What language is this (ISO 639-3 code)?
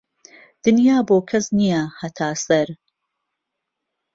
ckb